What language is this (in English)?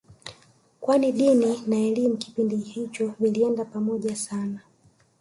Swahili